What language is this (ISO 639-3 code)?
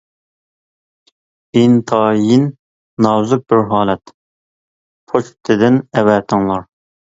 uig